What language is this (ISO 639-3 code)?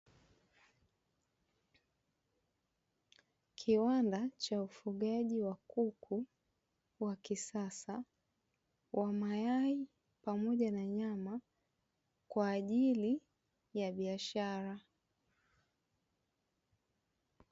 swa